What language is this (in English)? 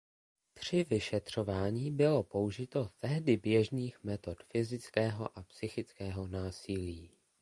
Czech